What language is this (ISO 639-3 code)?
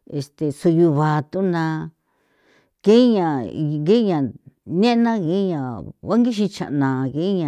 pow